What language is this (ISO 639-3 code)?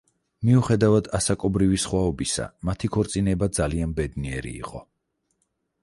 kat